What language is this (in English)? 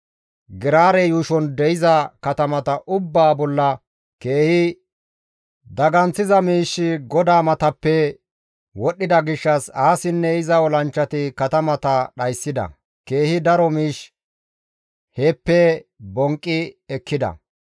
Gamo